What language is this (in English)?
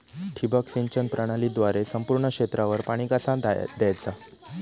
Marathi